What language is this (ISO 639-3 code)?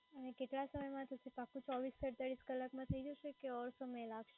guj